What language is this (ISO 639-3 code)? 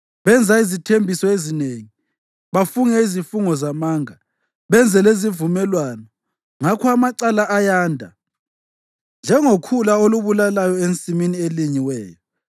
nde